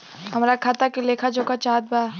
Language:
Bhojpuri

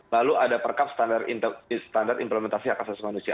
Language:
Indonesian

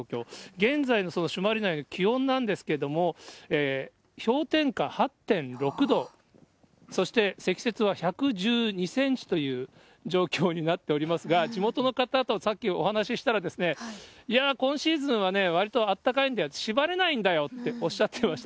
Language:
Japanese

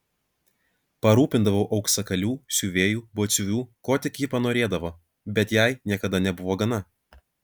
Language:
Lithuanian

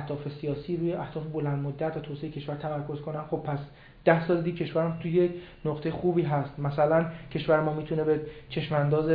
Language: Persian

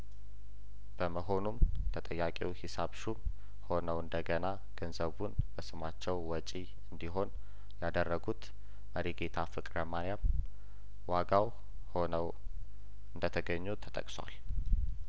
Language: Amharic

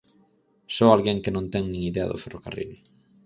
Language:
Galician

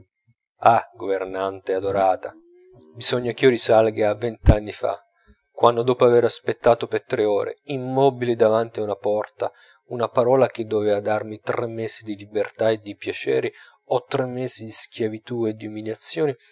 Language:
Italian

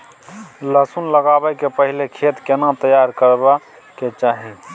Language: Maithili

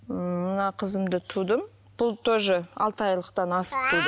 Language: Kazakh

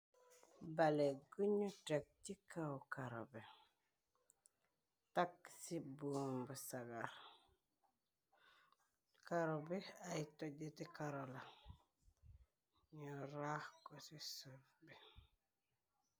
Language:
Wolof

